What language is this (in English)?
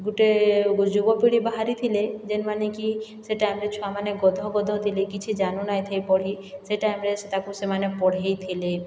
Odia